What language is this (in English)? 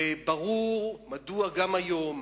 Hebrew